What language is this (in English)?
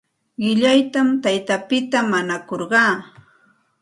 Santa Ana de Tusi Pasco Quechua